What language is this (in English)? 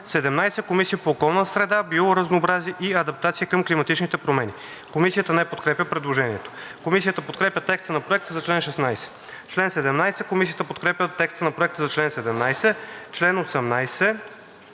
Bulgarian